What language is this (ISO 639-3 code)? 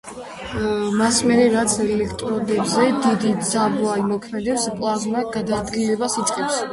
kat